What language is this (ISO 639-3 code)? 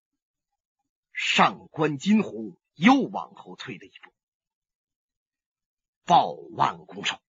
zho